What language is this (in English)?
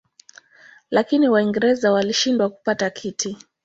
Swahili